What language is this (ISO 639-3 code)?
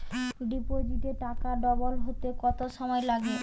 ben